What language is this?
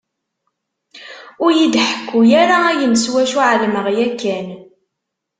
Kabyle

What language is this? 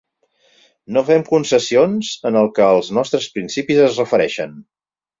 Catalan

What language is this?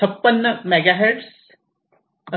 Marathi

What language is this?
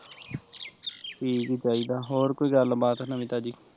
Punjabi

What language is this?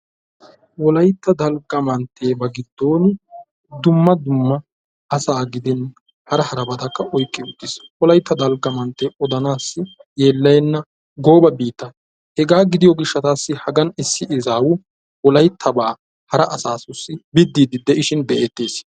Wolaytta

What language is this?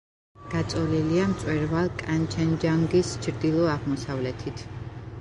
Georgian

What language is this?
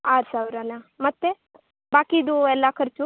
Kannada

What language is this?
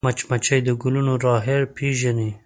Pashto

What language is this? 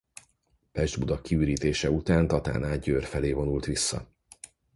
Hungarian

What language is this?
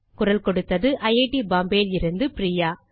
Tamil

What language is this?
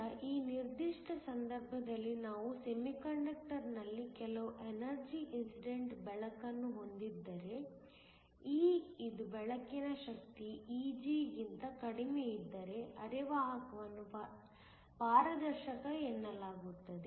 Kannada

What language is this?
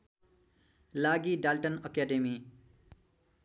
Nepali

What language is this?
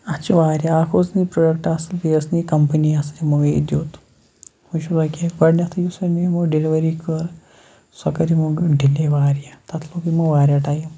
Kashmiri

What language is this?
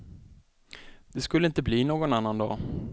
Swedish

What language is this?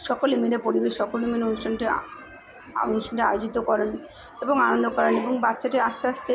Bangla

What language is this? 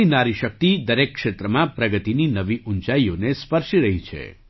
Gujarati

